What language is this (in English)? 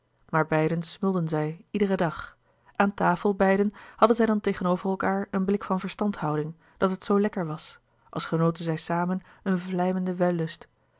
Dutch